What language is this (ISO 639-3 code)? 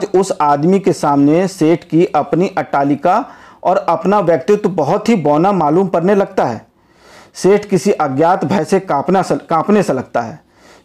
hin